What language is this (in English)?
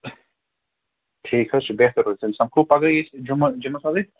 Kashmiri